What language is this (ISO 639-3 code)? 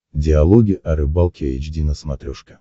rus